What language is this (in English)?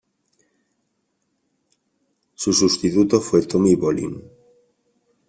Spanish